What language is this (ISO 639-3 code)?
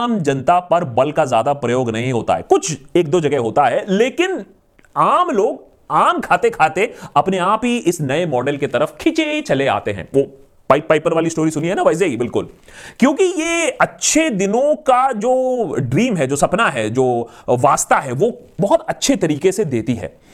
hin